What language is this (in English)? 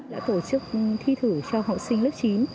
Vietnamese